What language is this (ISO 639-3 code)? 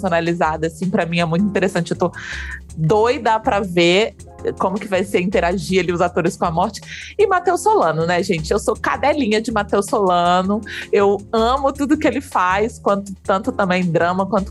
por